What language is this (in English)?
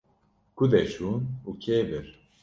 Kurdish